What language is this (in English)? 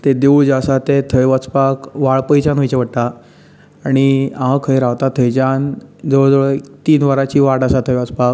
Konkani